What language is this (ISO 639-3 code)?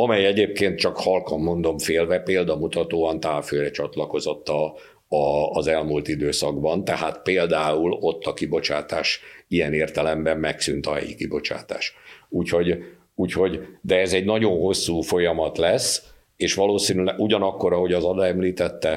hun